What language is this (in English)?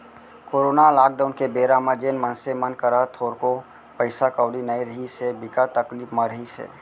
Chhattisgarhi